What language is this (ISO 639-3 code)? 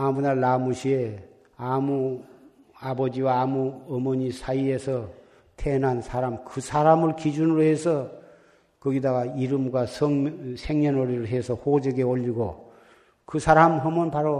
kor